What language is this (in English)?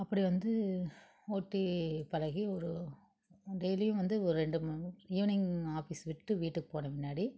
Tamil